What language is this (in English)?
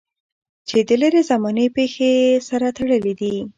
Pashto